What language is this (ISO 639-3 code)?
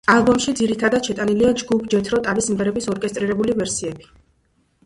kat